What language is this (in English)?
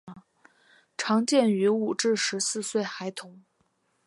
Chinese